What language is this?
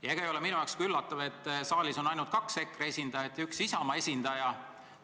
Estonian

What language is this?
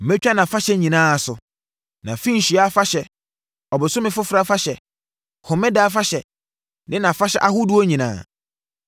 Akan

